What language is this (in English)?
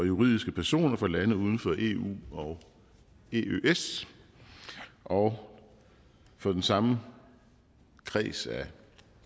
Danish